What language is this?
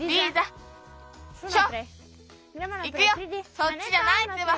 Japanese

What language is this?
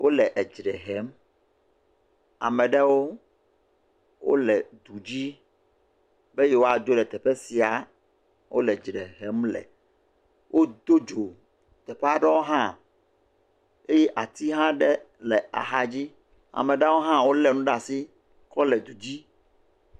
Ewe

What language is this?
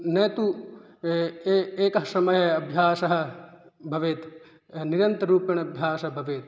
Sanskrit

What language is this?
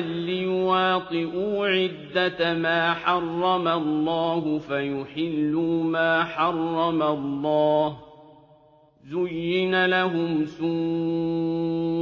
Arabic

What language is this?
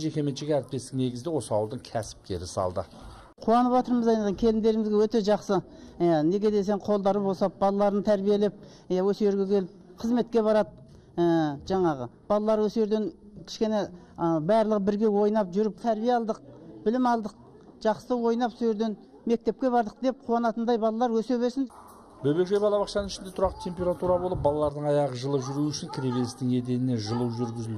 Turkish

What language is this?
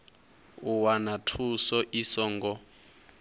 Venda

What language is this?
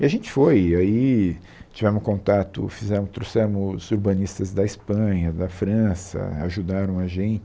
Portuguese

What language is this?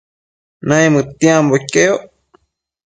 Matsés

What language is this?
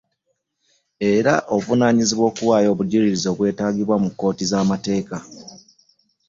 Ganda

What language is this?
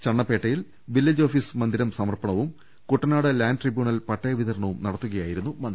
Malayalam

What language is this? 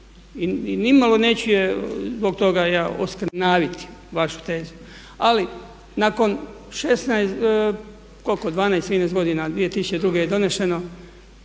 Croatian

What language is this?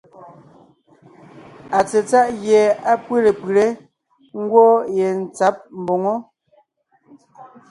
Ngiemboon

